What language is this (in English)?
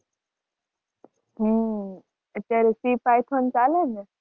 Gujarati